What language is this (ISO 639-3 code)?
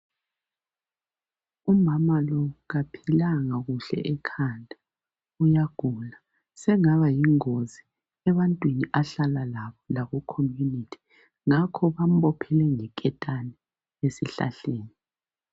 nde